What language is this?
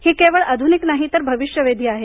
Marathi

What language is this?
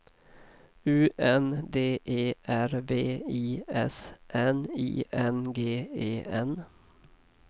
Swedish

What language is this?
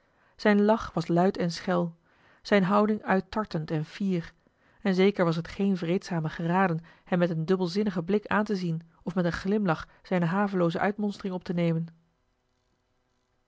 Dutch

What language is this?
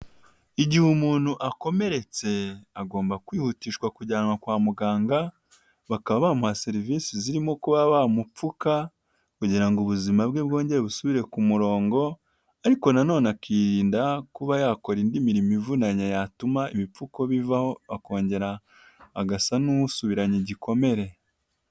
Kinyarwanda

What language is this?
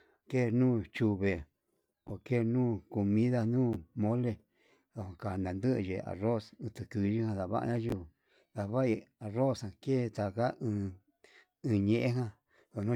Yutanduchi Mixtec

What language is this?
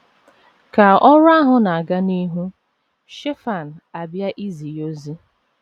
Igbo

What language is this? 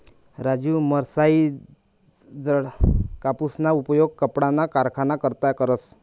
Marathi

